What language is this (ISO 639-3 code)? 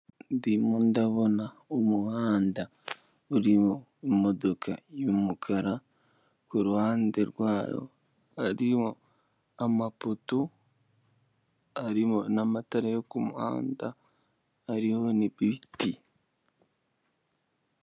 kin